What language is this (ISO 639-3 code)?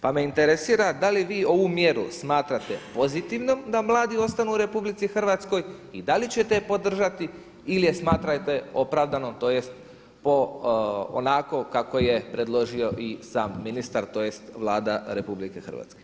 hrv